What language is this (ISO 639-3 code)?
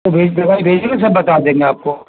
urd